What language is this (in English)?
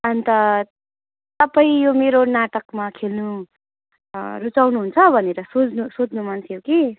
Nepali